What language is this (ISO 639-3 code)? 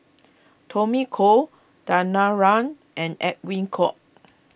eng